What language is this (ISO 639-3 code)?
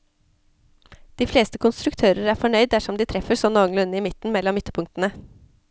nor